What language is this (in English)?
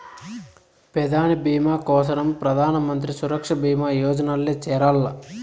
Telugu